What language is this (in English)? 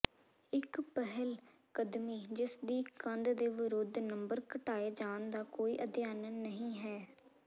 Punjabi